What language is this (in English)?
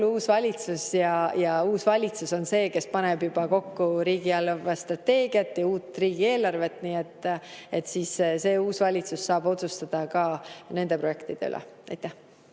Estonian